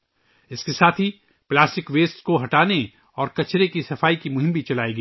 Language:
Urdu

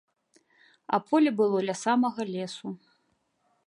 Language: Belarusian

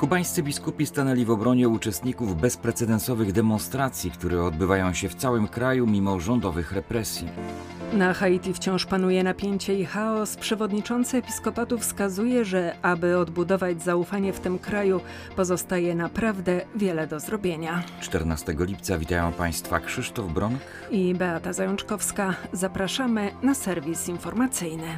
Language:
Polish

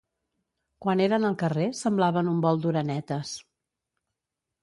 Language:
Catalan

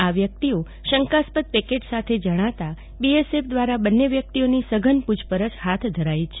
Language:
Gujarati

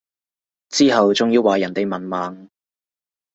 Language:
Cantonese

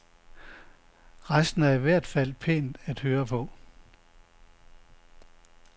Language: Danish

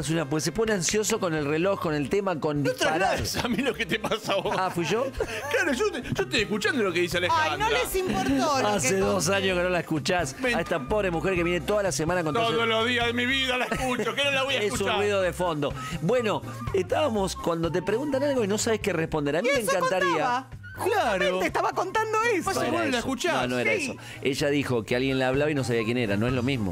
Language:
Spanish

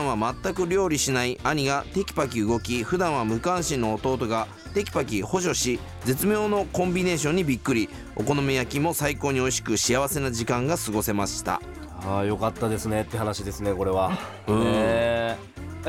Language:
Japanese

